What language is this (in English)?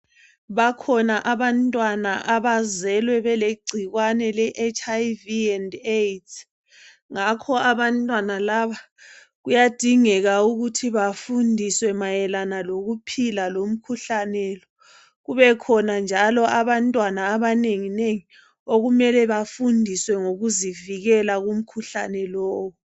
North Ndebele